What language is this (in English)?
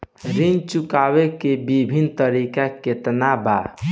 Bhojpuri